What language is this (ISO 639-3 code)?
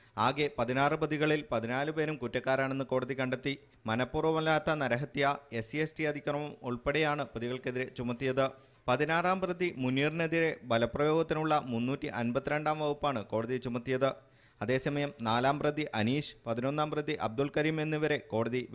jpn